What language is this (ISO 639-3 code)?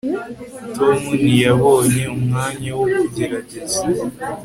kin